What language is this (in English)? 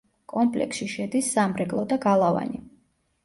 Georgian